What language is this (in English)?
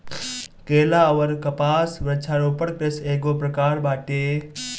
Bhojpuri